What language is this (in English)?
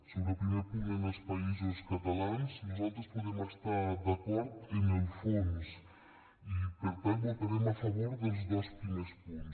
Catalan